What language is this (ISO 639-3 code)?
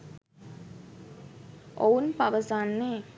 sin